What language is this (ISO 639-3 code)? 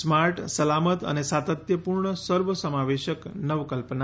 guj